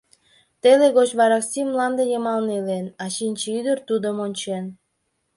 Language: Mari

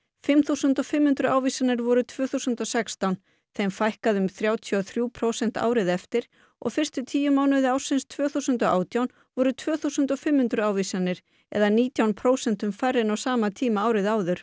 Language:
Icelandic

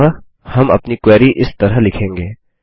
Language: Hindi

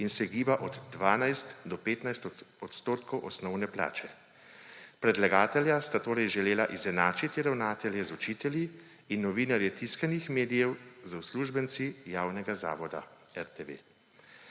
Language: Slovenian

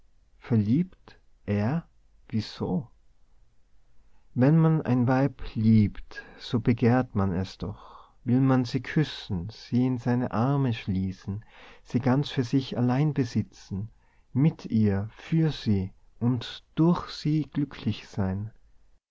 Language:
German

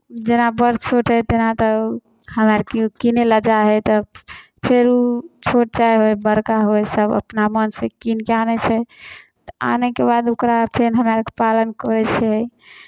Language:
Maithili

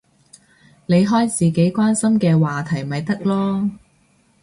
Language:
Cantonese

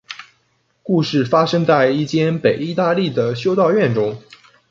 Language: Chinese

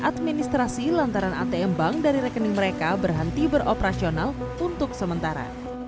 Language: Indonesian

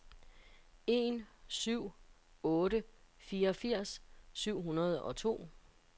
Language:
Danish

